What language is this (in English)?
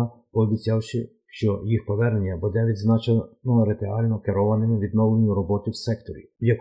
Ukrainian